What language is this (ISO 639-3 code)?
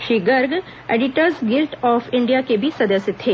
hin